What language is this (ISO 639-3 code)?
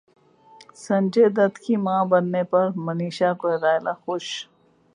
urd